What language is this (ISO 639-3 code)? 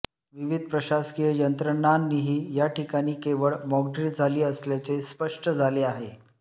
mar